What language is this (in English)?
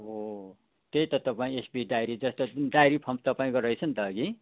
Nepali